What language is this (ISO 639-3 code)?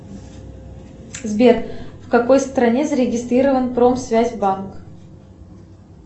rus